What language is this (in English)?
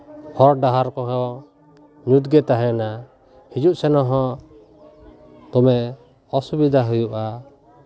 Santali